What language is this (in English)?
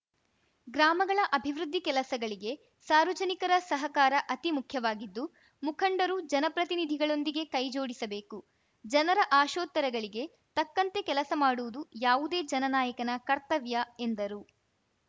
Kannada